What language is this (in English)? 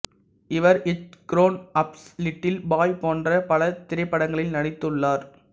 Tamil